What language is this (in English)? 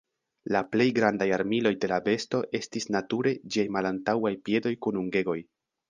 Esperanto